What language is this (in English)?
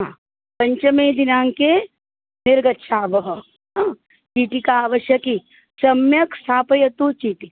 Sanskrit